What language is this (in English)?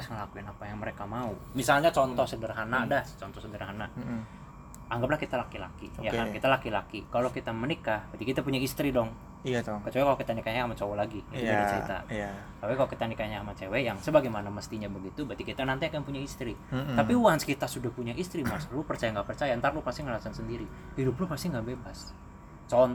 Indonesian